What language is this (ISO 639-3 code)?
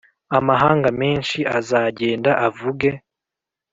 kin